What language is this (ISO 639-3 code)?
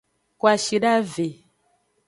ajg